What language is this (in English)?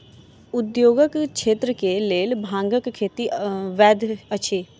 Maithili